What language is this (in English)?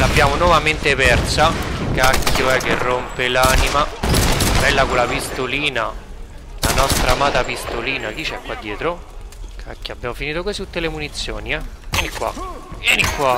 Italian